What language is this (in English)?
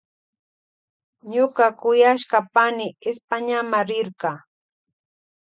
Loja Highland Quichua